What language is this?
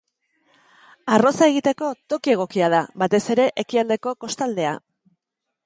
Basque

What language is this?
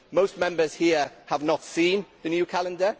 English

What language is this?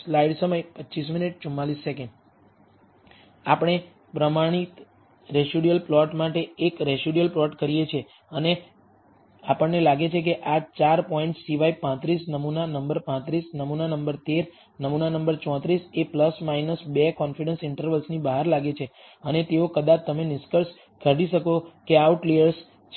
Gujarati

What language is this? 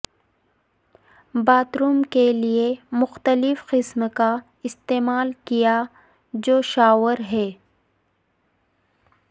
Urdu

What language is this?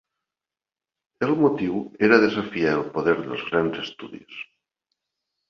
Catalan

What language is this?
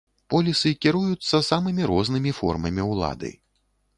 Belarusian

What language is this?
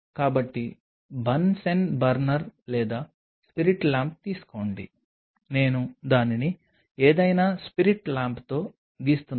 Telugu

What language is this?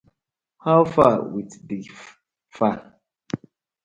Nigerian Pidgin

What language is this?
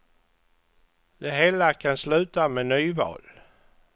Swedish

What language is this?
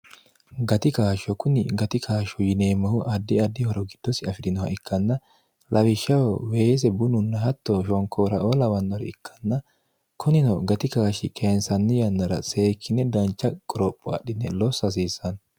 Sidamo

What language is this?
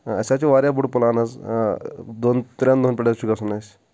Kashmiri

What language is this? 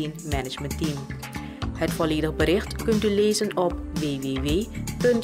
Dutch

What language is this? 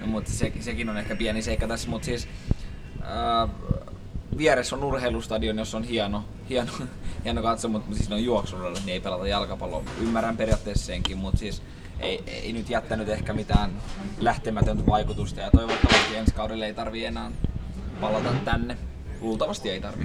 Finnish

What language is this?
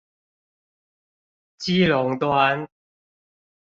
Chinese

